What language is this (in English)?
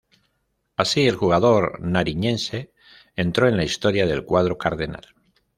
Spanish